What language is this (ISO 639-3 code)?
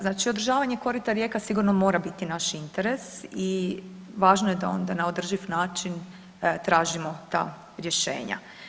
hrv